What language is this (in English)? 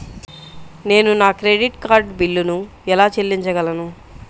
Telugu